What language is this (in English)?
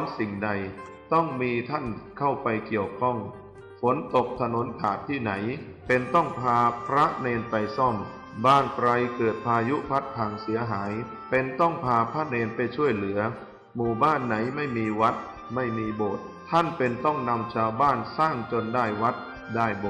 Thai